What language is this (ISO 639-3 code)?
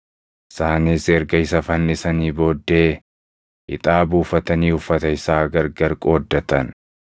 orm